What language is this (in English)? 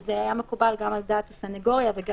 Hebrew